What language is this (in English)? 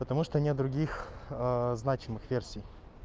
Russian